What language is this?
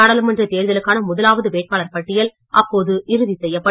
Tamil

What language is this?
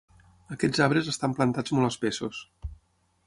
Catalan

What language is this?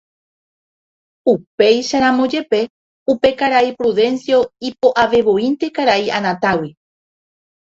Guarani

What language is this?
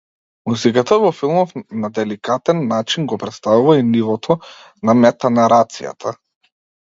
Macedonian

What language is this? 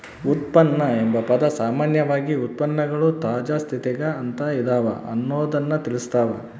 Kannada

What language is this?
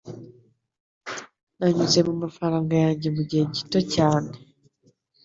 Kinyarwanda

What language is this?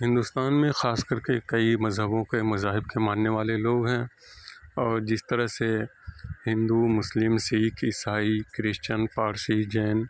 Urdu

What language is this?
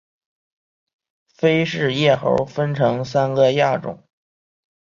Chinese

